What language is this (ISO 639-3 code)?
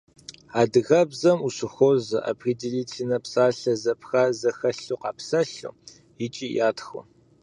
kbd